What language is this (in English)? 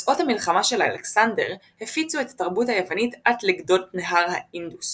Hebrew